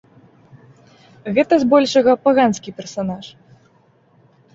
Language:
Belarusian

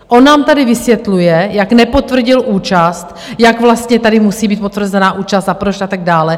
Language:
Czech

